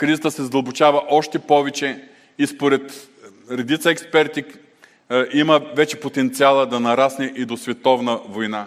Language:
Bulgarian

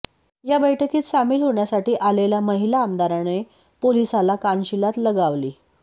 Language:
Marathi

